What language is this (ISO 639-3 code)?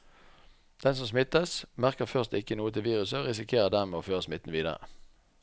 nor